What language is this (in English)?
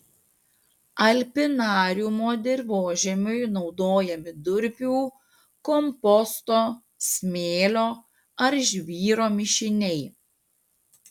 Lithuanian